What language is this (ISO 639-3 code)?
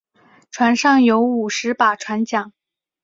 zho